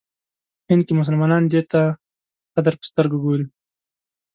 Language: Pashto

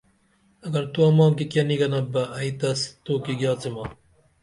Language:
Dameli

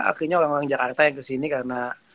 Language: Indonesian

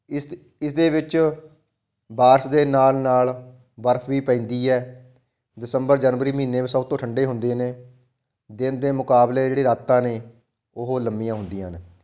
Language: Punjabi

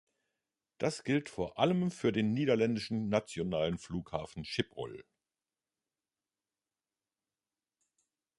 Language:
German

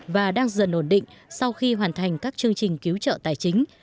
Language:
Vietnamese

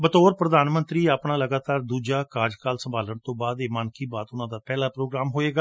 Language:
Punjabi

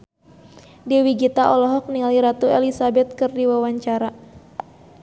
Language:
Sundanese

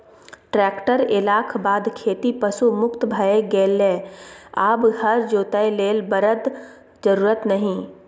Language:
Maithili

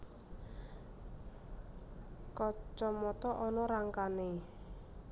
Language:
Javanese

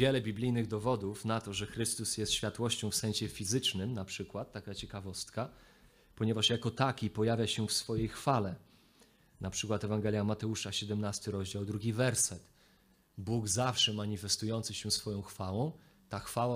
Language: Polish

